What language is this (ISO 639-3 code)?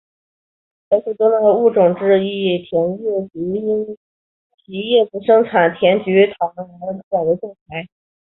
zho